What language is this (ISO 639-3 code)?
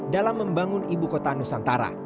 ind